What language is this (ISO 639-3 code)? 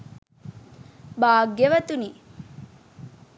sin